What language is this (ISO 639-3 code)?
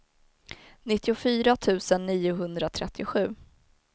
swe